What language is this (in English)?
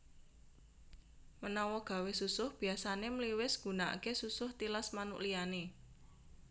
Javanese